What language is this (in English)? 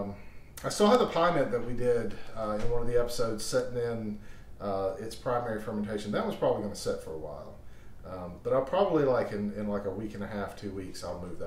English